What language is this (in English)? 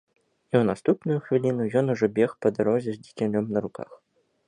Belarusian